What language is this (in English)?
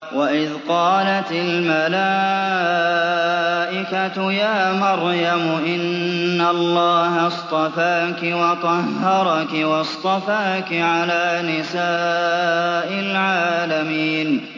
Arabic